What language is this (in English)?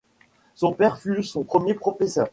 French